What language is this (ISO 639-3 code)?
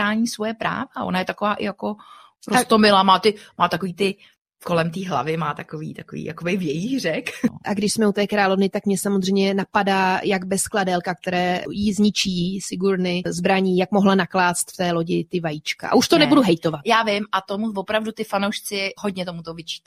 ces